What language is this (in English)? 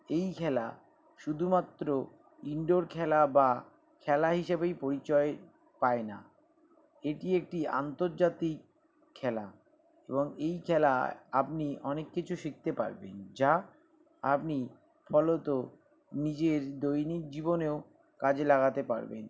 Bangla